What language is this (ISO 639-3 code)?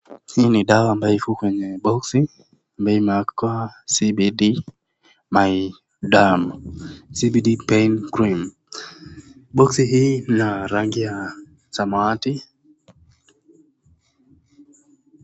swa